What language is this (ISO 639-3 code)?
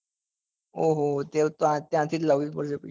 guj